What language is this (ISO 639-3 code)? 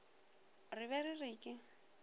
nso